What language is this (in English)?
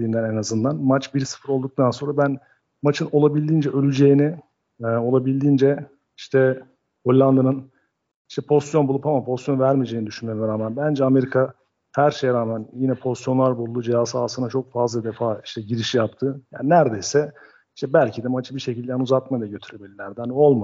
Turkish